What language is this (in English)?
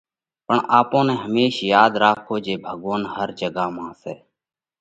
Parkari Koli